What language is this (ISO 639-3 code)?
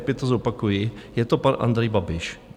ces